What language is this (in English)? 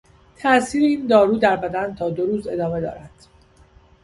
Persian